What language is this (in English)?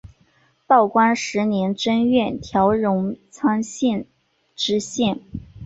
Chinese